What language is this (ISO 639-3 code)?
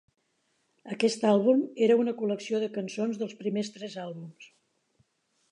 cat